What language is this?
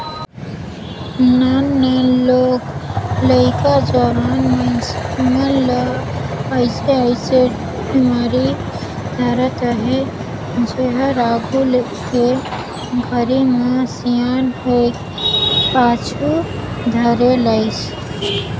Chhattisgarhi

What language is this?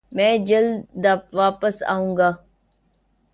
Urdu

